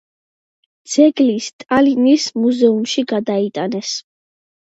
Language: Georgian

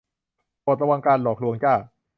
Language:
Thai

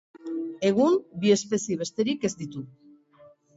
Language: Basque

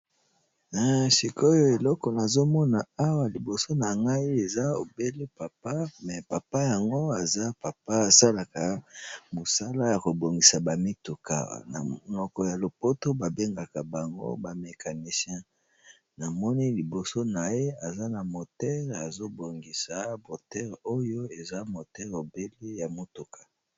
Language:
Lingala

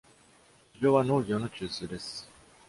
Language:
Japanese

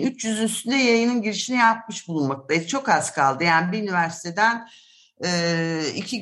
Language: Turkish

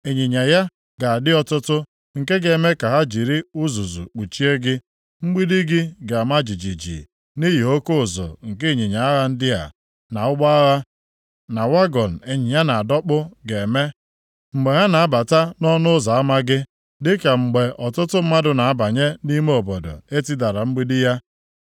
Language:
Igbo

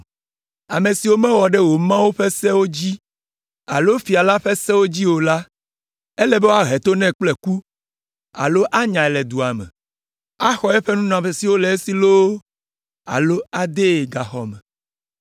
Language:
Ewe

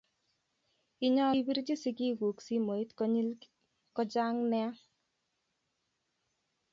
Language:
Kalenjin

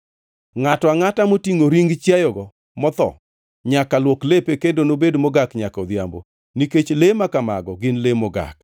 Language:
Luo (Kenya and Tanzania)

